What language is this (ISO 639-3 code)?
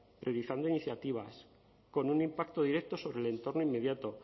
spa